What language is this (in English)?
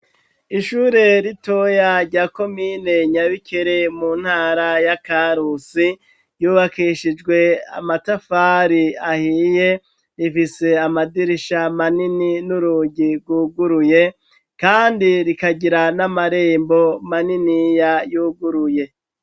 Rundi